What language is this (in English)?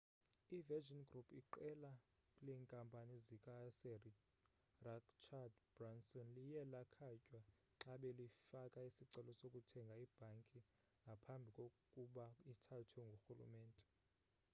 Xhosa